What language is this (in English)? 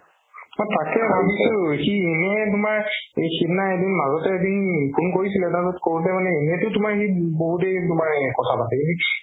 Assamese